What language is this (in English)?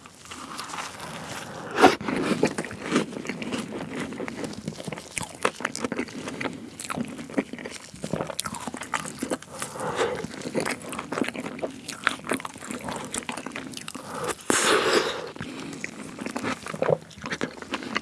Korean